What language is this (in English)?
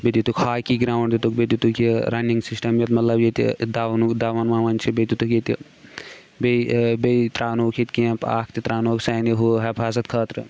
Kashmiri